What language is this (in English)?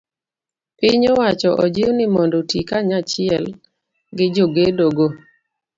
Luo (Kenya and Tanzania)